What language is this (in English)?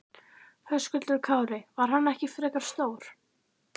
Icelandic